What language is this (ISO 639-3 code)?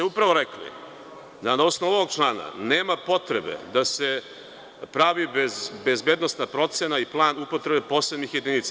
srp